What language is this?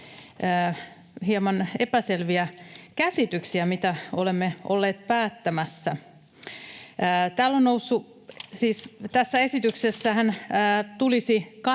Finnish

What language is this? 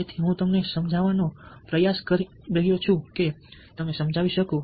Gujarati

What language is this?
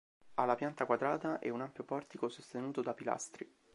Italian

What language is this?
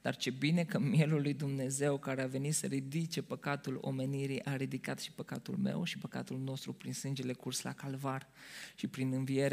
Romanian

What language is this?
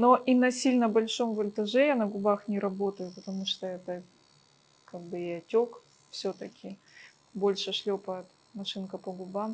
Russian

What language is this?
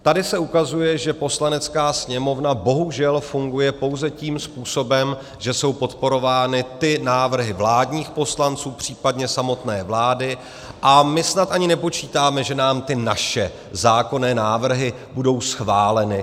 Czech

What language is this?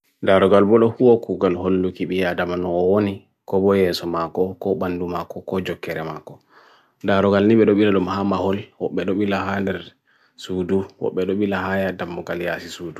Bagirmi Fulfulde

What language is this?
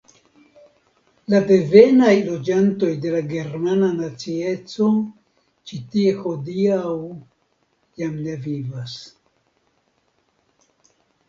Esperanto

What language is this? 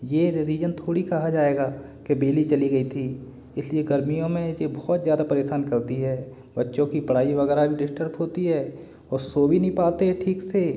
Hindi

